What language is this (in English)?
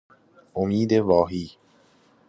Persian